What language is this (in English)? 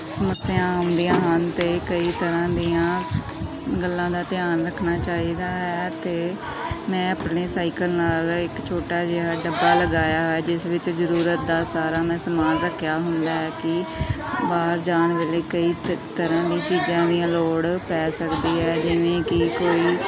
Punjabi